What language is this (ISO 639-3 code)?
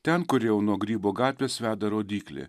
lit